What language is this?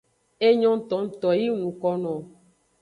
Aja (Benin)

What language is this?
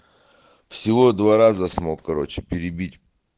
Russian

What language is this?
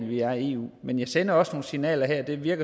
Danish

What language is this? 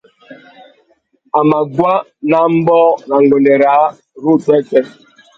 Tuki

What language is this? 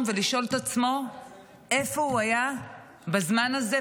Hebrew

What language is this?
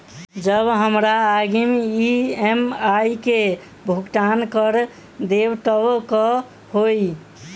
Maithili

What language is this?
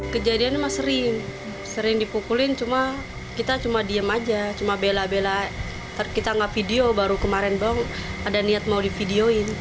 Indonesian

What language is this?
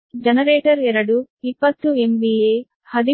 Kannada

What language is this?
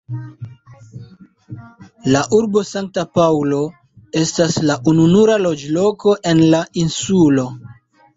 Esperanto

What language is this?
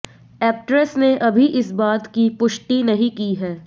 Hindi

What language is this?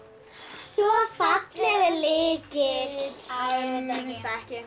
Icelandic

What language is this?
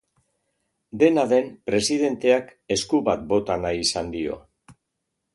Basque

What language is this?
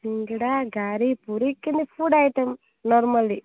Odia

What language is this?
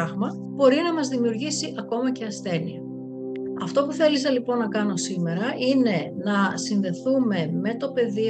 Greek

